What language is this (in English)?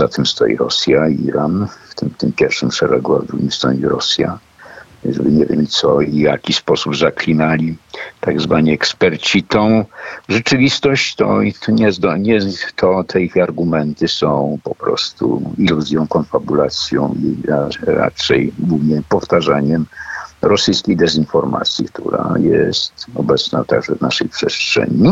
Polish